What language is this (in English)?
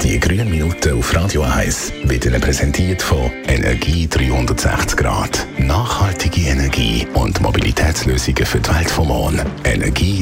German